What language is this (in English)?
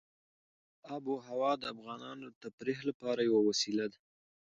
Pashto